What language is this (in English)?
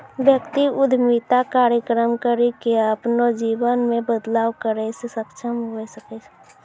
Maithili